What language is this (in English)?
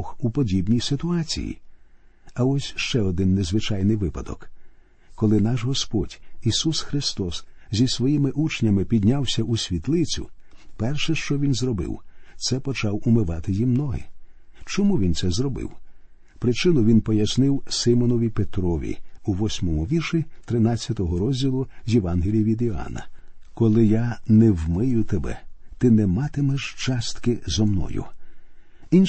Ukrainian